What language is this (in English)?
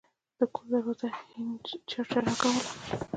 Pashto